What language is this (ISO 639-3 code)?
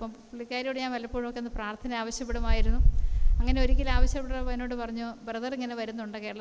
mal